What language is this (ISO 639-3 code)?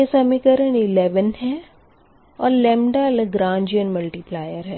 hin